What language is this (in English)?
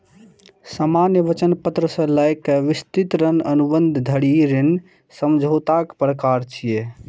Maithili